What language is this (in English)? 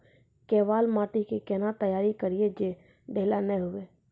Maithili